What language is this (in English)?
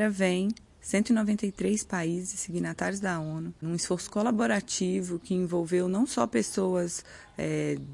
Portuguese